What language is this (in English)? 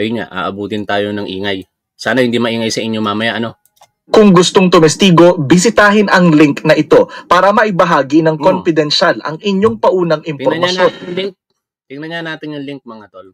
Filipino